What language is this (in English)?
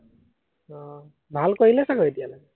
Assamese